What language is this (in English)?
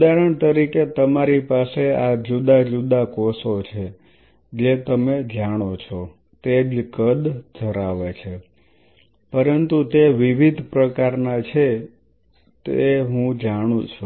Gujarati